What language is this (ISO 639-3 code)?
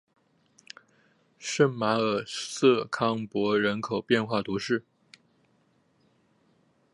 zho